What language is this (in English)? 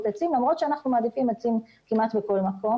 Hebrew